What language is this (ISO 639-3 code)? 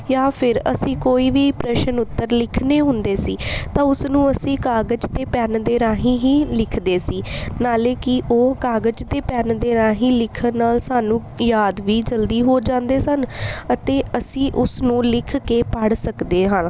pan